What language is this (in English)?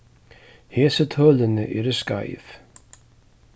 Faroese